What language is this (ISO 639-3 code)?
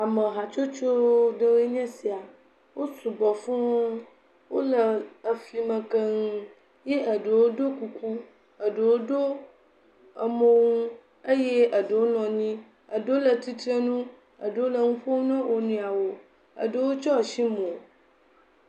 ewe